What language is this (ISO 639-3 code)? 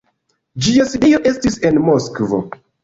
epo